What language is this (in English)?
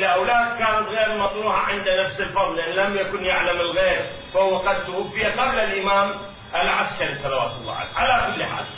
Arabic